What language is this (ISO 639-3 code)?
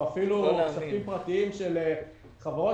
heb